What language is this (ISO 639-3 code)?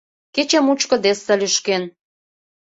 chm